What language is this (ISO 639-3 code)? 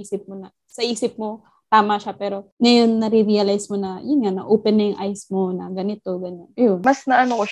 fil